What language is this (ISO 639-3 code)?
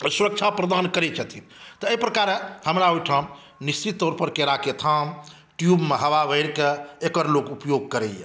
mai